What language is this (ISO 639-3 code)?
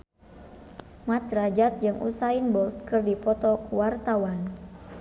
sun